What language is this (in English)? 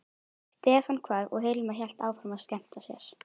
Icelandic